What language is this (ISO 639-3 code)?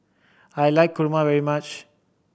eng